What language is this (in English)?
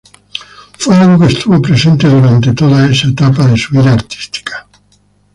Spanish